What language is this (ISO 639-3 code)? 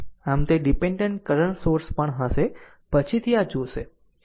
guj